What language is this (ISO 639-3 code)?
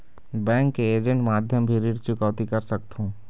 hne